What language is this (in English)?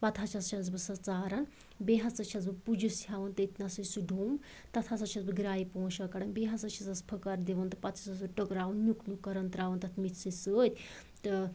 Kashmiri